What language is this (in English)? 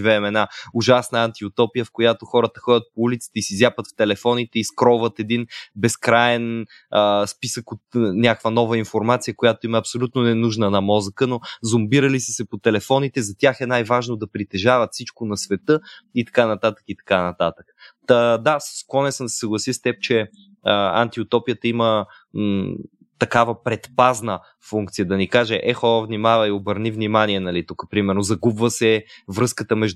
Bulgarian